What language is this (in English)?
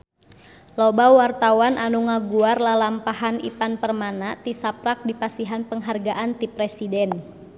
Sundanese